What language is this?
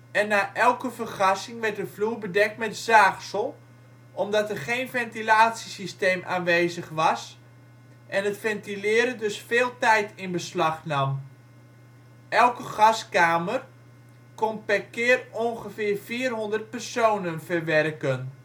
Dutch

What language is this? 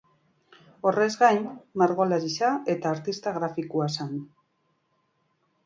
Basque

